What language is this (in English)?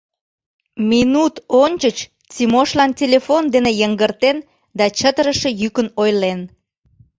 Mari